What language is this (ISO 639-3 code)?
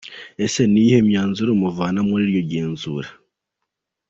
kin